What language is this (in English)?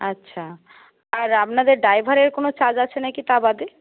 Bangla